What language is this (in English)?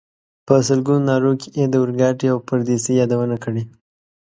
Pashto